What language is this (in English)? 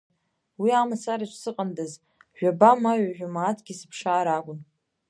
Abkhazian